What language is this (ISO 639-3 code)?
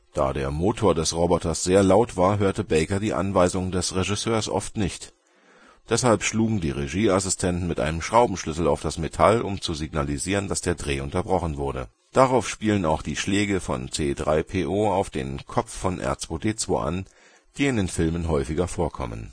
deu